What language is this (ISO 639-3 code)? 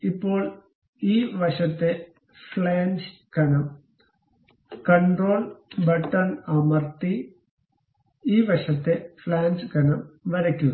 mal